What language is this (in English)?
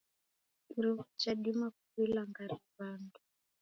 Taita